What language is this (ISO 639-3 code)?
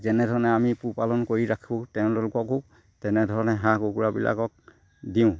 asm